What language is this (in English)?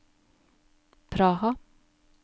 Norwegian